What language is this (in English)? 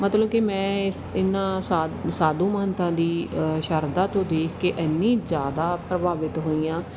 Punjabi